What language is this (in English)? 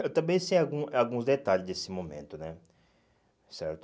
Portuguese